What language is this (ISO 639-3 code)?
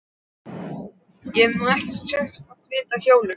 isl